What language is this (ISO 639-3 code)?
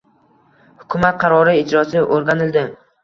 uzb